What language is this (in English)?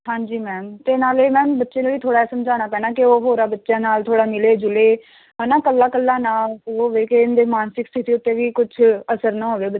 Punjabi